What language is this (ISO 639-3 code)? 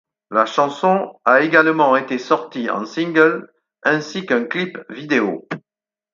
fra